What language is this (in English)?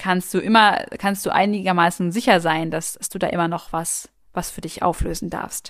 German